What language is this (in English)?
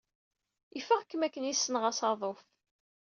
Kabyle